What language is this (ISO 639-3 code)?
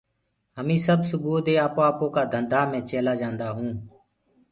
ggg